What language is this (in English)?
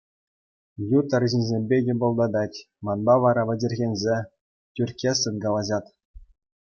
Chuvash